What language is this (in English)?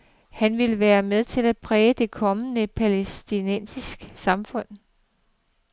Danish